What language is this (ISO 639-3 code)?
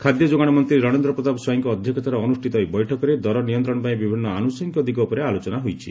ori